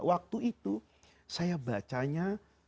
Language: Indonesian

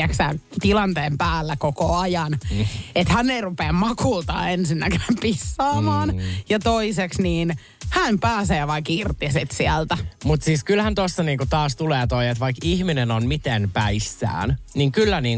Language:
Finnish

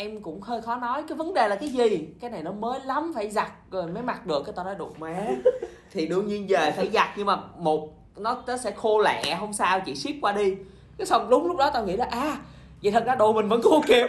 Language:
Vietnamese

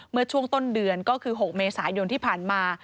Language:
Thai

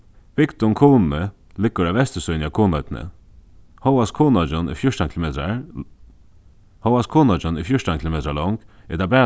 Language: Faroese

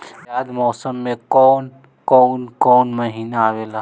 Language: Bhojpuri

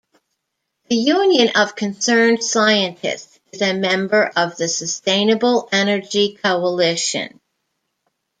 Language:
English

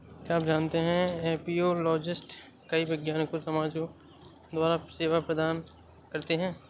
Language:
Hindi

